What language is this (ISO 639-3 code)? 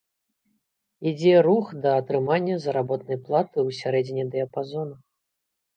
bel